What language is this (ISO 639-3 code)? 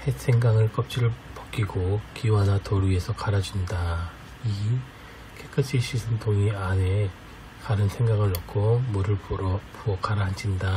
kor